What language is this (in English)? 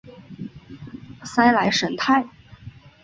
Chinese